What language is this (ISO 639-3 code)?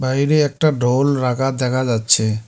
ben